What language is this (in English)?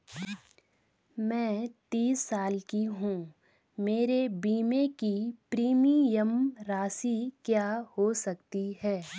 Hindi